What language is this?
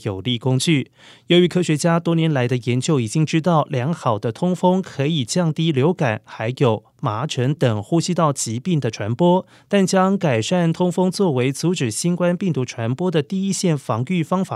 Chinese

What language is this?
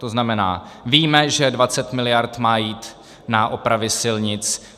Czech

